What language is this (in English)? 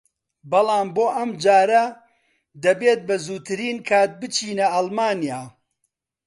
Central Kurdish